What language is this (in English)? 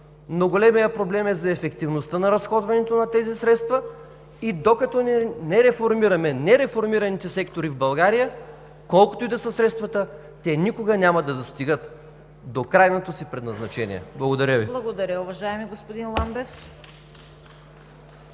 Bulgarian